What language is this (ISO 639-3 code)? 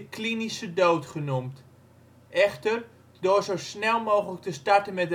nld